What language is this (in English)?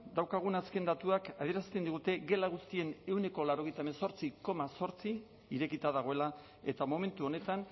Basque